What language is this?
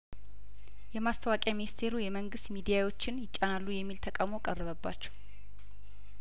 Amharic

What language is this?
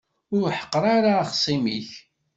Kabyle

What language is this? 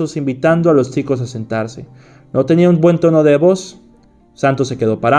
Spanish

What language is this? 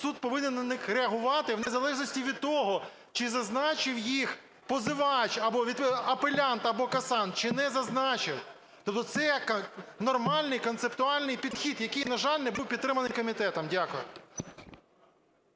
Ukrainian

